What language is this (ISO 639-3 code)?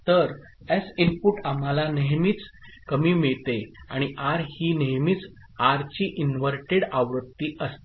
mar